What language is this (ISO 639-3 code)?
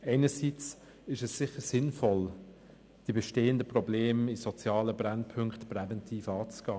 gsw